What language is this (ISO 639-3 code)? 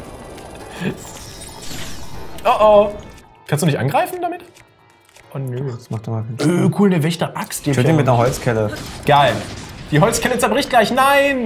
deu